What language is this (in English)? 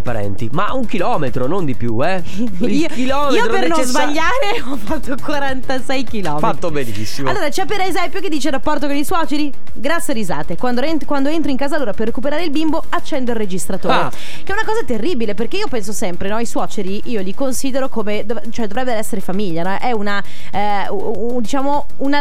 Italian